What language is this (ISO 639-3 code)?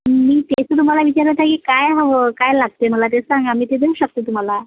mar